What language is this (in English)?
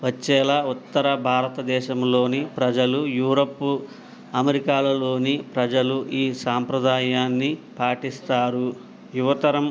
Telugu